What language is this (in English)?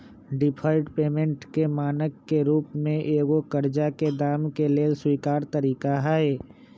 Magahi